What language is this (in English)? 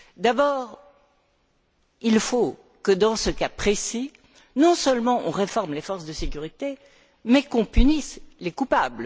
French